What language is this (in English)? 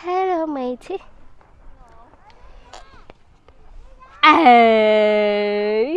Vietnamese